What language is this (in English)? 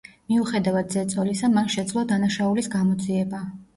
Georgian